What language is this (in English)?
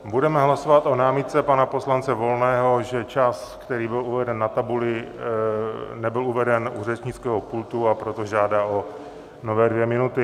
Czech